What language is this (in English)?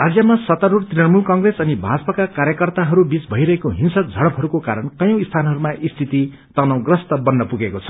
Nepali